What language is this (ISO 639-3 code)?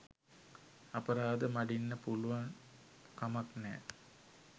sin